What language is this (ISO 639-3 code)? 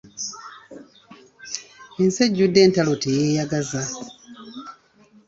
lug